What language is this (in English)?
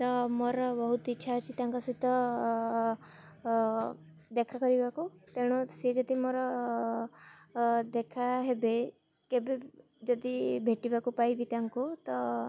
Odia